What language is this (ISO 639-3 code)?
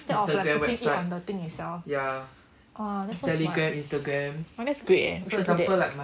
eng